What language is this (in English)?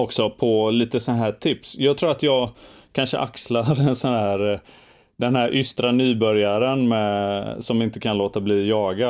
Swedish